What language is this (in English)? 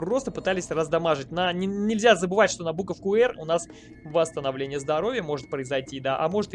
Russian